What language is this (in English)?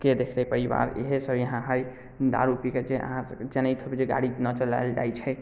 Maithili